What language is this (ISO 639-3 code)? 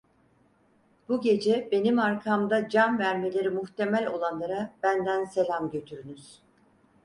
tur